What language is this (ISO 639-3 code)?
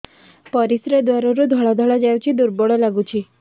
ori